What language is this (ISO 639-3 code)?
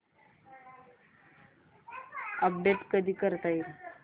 mar